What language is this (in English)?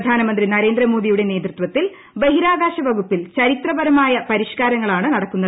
Malayalam